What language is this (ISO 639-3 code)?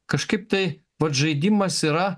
lit